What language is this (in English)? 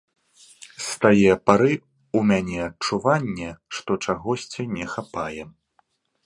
Belarusian